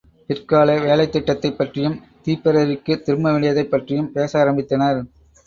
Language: Tamil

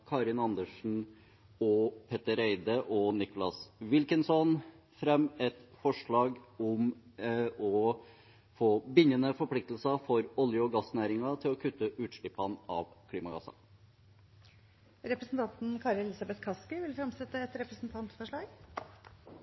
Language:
Norwegian Bokmål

